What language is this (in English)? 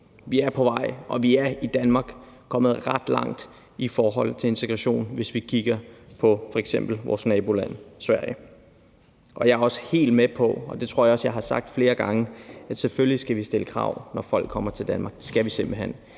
Danish